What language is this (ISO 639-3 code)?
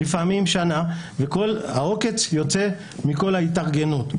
heb